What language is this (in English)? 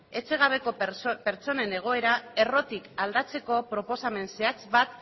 Basque